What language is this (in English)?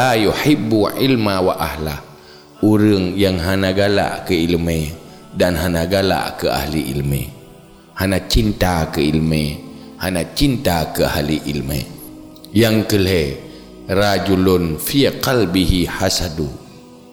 Malay